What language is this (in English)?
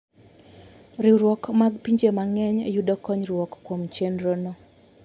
Luo (Kenya and Tanzania)